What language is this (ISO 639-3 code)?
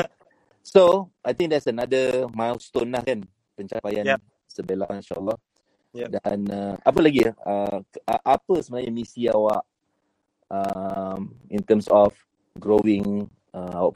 msa